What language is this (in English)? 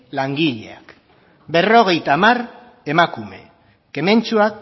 Basque